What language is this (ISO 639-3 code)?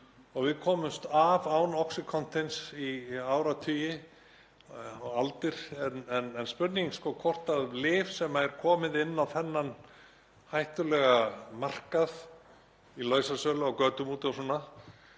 isl